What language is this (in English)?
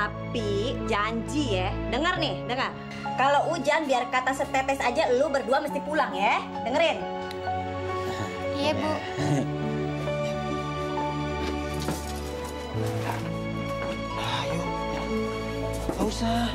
Indonesian